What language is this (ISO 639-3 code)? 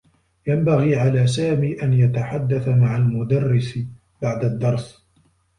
ara